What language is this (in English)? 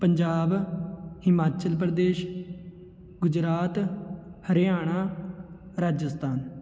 Punjabi